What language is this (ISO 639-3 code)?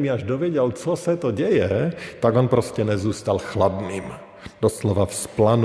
ces